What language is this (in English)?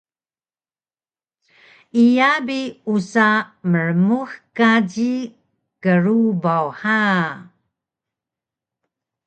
Taroko